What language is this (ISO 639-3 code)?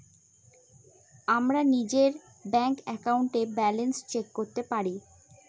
ben